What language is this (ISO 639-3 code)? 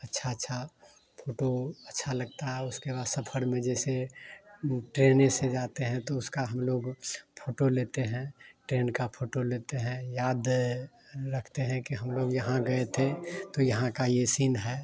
hin